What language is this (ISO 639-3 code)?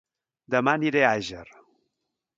cat